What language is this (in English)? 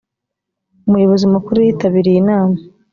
Kinyarwanda